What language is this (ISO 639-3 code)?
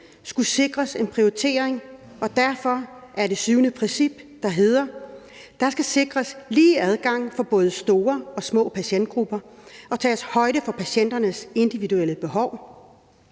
dan